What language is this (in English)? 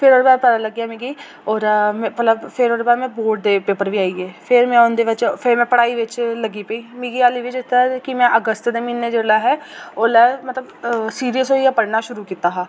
Dogri